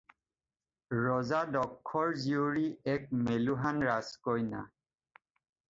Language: Assamese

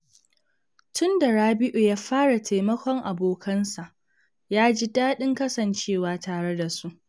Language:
Hausa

